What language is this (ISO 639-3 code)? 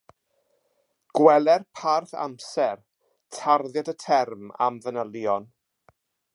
cym